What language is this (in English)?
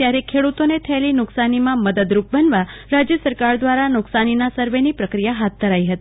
Gujarati